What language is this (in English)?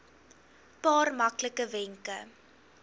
Afrikaans